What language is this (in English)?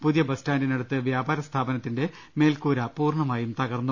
Malayalam